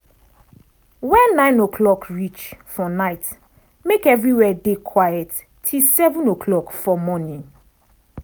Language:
Nigerian Pidgin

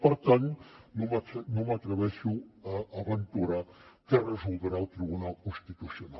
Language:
Catalan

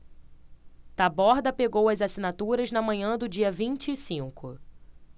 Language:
Portuguese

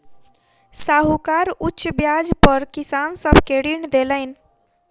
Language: Maithili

